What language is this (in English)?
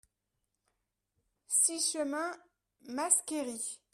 French